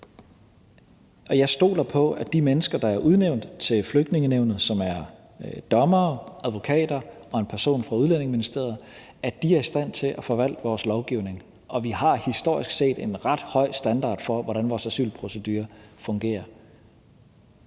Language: Danish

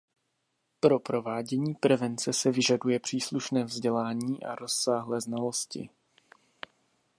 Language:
Czech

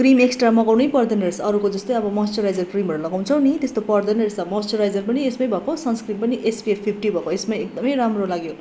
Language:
Nepali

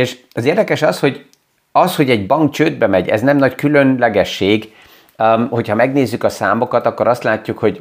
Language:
Hungarian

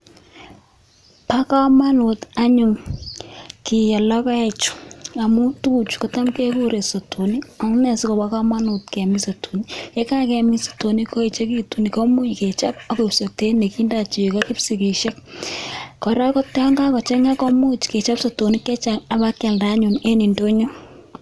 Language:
Kalenjin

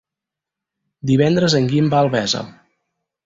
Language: Catalan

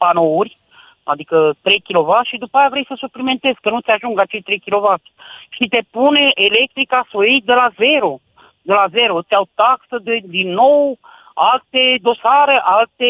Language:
Romanian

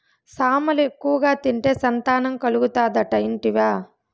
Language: Telugu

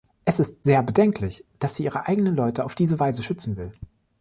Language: German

